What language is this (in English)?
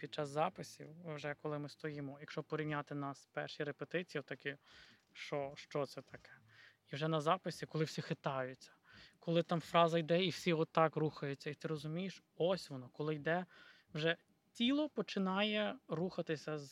Ukrainian